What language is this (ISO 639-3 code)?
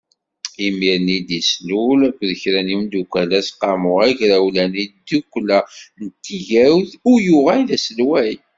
kab